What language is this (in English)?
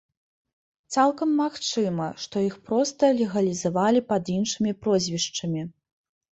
Belarusian